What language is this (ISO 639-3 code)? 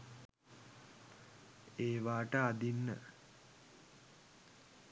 sin